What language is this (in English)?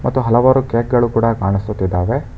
Kannada